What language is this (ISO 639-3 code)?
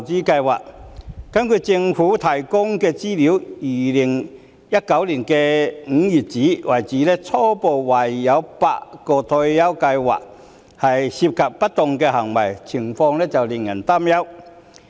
yue